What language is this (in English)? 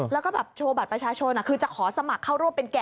Thai